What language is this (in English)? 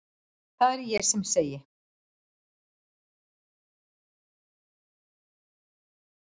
Icelandic